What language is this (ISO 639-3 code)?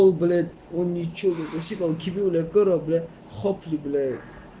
rus